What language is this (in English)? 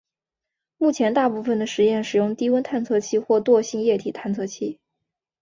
Chinese